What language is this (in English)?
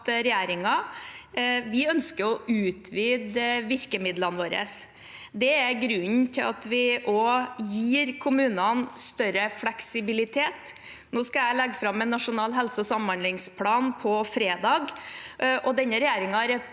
Norwegian